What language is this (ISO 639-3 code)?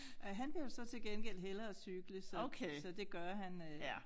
dan